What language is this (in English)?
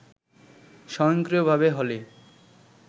Bangla